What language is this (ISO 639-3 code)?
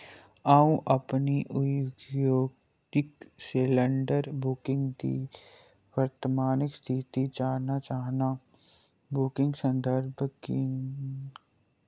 doi